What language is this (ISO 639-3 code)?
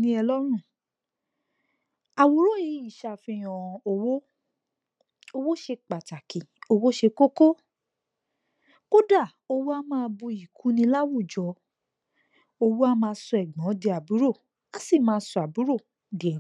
yor